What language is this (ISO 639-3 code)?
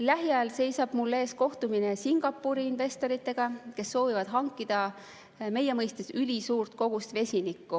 est